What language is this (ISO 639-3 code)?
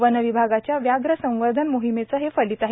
mar